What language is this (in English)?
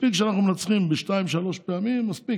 Hebrew